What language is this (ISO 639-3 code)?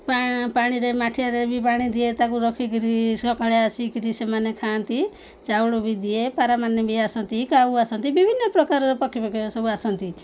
ori